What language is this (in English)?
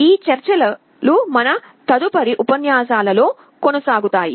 Telugu